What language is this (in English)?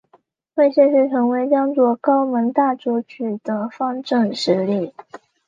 Chinese